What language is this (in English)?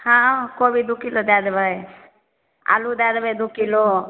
Maithili